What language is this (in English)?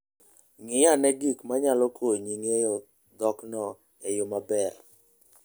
Luo (Kenya and Tanzania)